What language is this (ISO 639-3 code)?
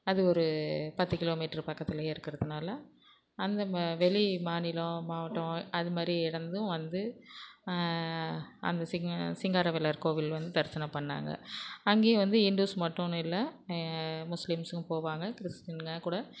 tam